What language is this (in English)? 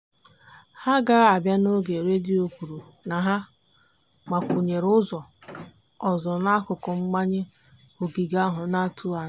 Igbo